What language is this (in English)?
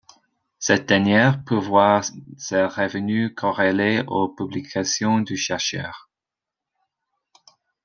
French